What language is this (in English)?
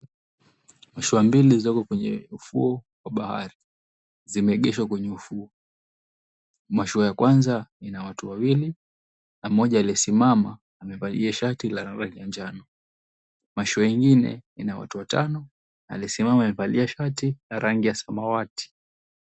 Swahili